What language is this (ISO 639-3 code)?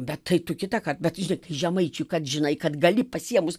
lit